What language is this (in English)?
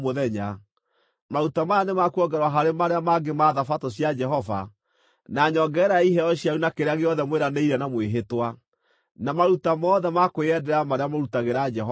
Kikuyu